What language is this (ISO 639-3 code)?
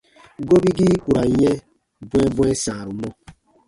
bba